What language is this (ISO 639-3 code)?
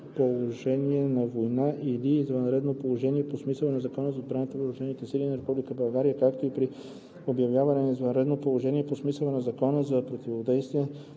bul